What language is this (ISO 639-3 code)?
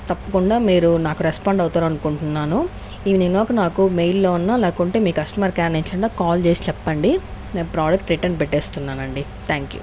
tel